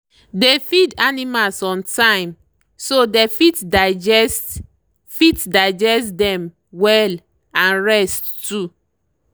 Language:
Nigerian Pidgin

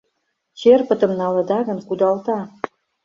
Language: Mari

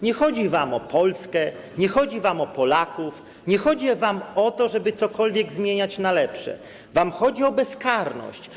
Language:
Polish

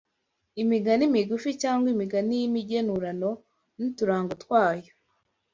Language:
Kinyarwanda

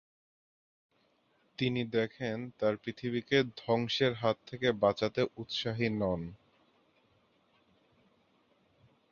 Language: Bangla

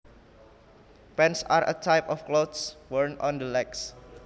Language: Javanese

